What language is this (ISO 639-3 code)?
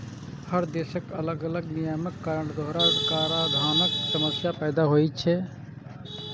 mai